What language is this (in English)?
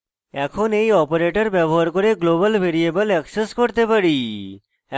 Bangla